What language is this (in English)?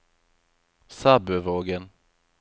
Norwegian